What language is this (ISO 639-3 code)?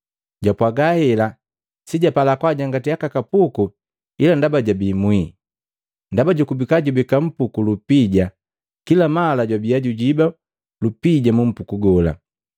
mgv